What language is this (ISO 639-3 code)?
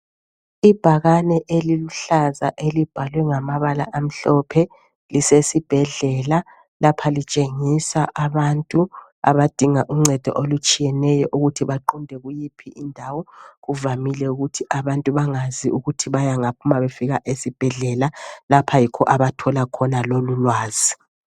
nde